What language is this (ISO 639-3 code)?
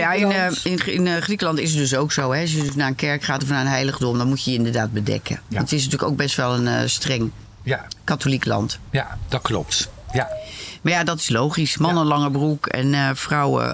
nld